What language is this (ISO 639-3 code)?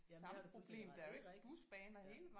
dan